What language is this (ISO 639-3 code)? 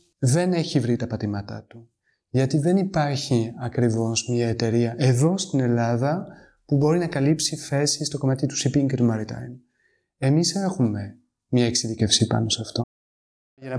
ell